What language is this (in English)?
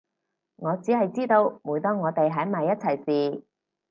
Cantonese